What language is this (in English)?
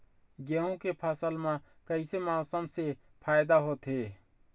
Chhattisgarhi